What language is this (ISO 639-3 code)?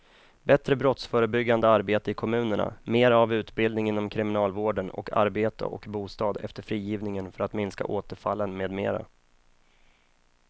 swe